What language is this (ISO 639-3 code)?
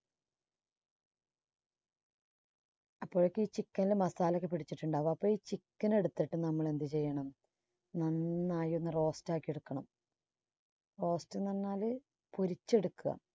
mal